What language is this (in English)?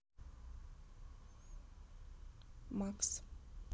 Russian